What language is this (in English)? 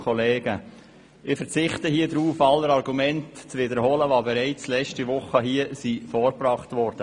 Swiss German